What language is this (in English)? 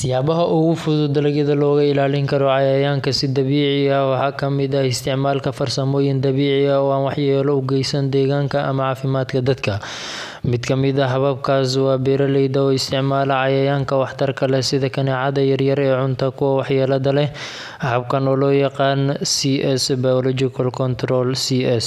Somali